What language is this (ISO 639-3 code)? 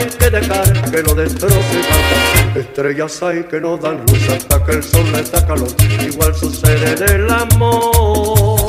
spa